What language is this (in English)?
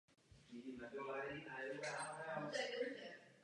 Czech